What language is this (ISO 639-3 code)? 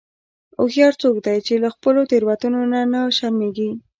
pus